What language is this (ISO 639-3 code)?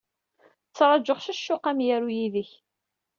kab